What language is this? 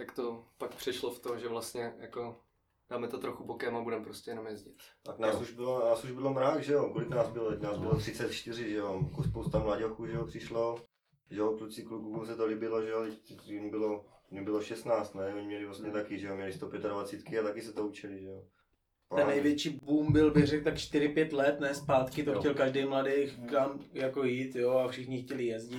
Czech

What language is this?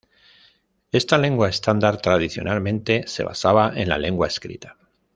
Spanish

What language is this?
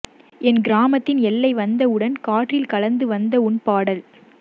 Tamil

